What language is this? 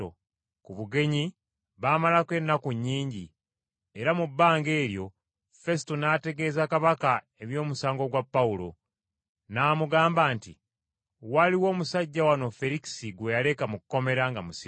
Ganda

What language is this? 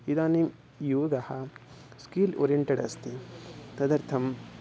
Sanskrit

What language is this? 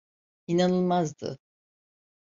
Turkish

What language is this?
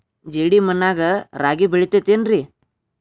Kannada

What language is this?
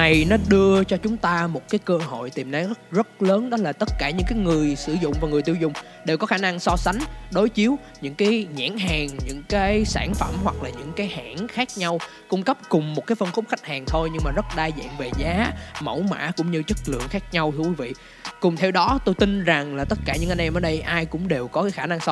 Vietnamese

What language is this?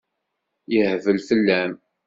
Kabyle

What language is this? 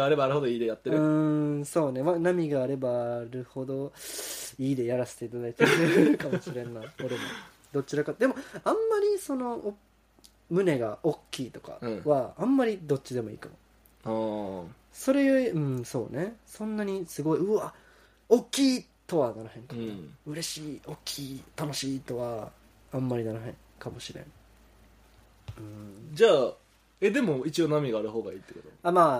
Japanese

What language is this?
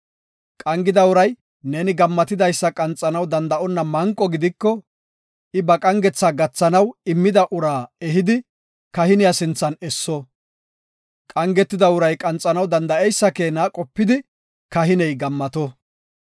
Gofa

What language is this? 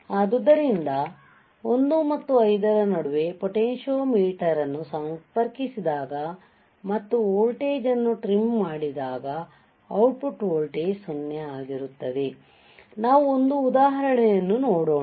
Kannada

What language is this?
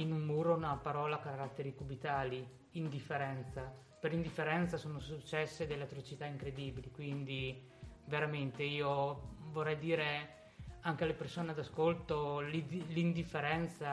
Italian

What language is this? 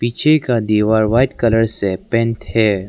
Hindi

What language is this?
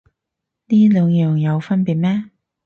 Cantonese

